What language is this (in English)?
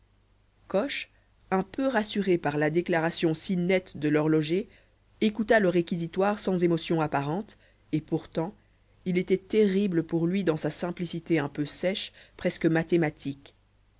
French